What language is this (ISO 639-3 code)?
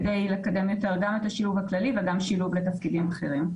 heb